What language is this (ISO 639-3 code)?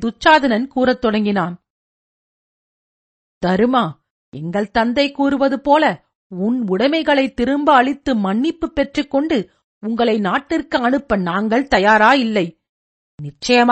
tam